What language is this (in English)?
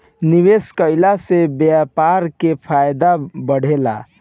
Bhojpuri